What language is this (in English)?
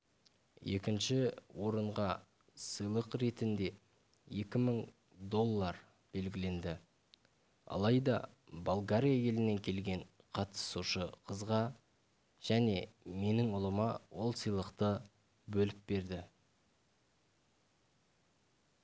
Kazakh